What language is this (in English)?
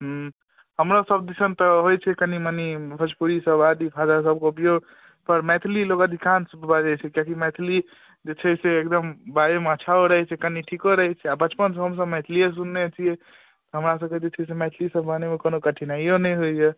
Maithili